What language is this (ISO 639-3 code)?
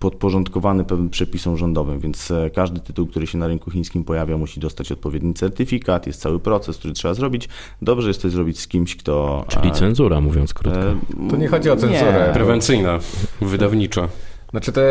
pol